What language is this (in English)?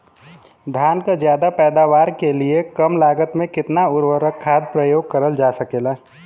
Bhojpuri